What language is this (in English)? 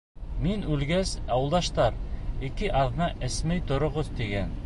Bashkir